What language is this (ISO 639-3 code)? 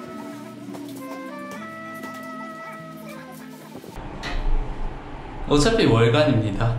kor